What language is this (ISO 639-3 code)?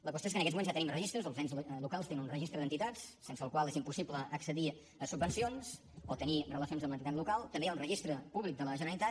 cat